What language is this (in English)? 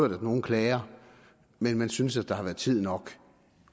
Danish